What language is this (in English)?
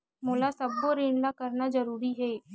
Chhattisgarhi